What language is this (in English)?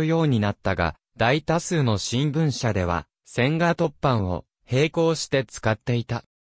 Japanese